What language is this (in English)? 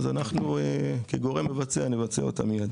Hebrew